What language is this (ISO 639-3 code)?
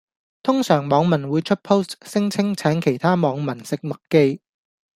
yue